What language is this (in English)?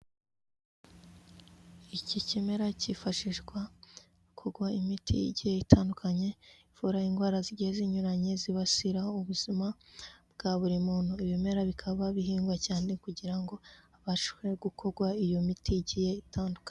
Kinyarwanda